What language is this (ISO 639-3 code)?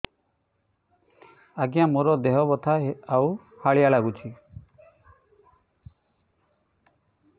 ori